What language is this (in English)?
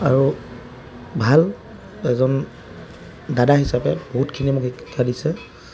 Assamese